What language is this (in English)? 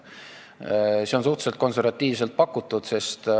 Estonian